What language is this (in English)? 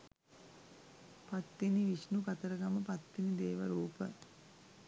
Sinhala